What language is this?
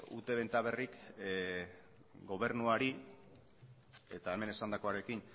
Basque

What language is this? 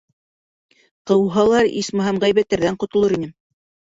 Bashkir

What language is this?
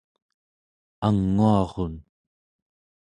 Central Yupik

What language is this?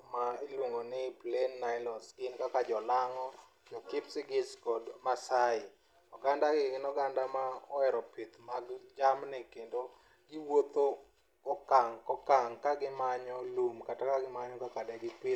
Luo (Kenya and Tanzania)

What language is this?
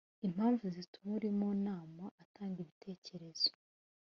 Kinyarwanda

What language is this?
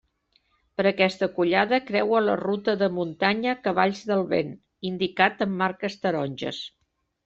Catalan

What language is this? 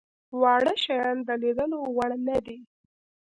Pashto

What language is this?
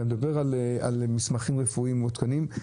Hebrew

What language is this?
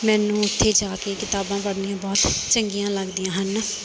Punjabi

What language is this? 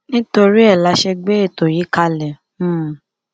Yoruba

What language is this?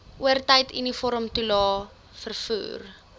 Afrikaans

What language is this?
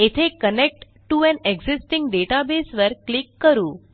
Marathi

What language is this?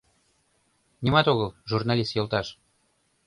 Mari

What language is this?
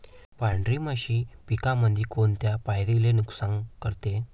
Marathi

